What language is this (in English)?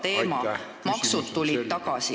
Estonian